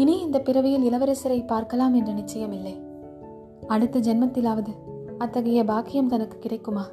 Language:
Tamil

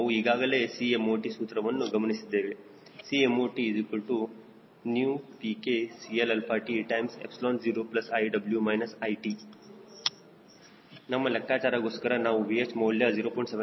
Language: Kannada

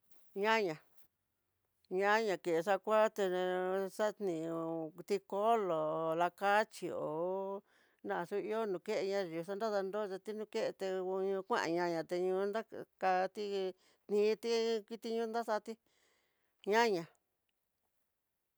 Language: Tidaá Mixtec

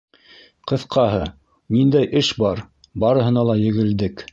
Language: Bashkir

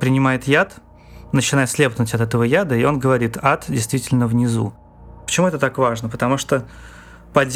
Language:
Russian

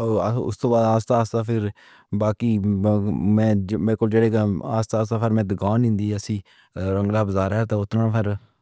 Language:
Pahari-Potwari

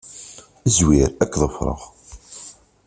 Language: Kabyle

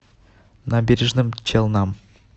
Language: Russian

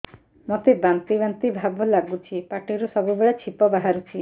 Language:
Odia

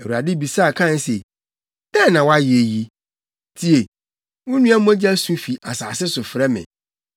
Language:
Akan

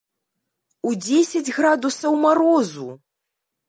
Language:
Belarusian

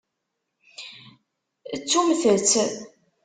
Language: Kabyle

